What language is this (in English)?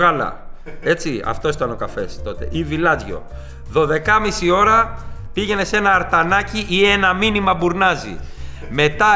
Greek